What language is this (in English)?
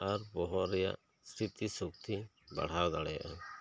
Santali